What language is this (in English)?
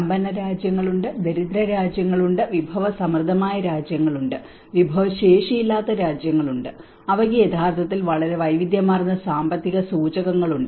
Malayalam